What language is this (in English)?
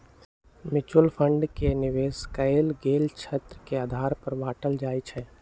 Magahi